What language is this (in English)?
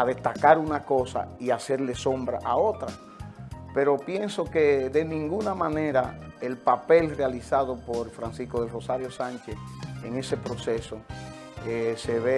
Spanish